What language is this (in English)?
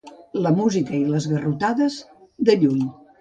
Catalan